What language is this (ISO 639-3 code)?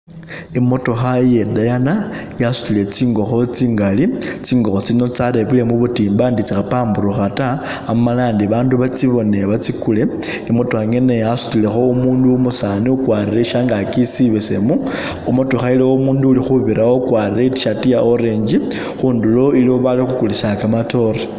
myx